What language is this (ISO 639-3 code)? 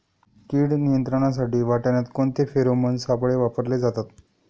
mar